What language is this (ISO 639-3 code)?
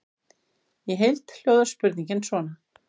isl